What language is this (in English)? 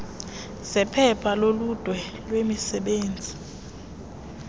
Xhosa